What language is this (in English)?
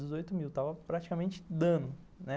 Portuguese